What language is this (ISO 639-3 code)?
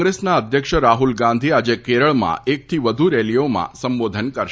guj